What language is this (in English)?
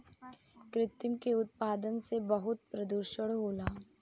Bhojpuri